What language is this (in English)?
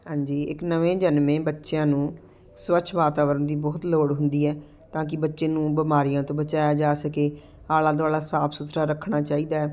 Punjabi